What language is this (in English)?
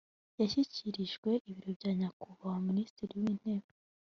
Kinyarwanda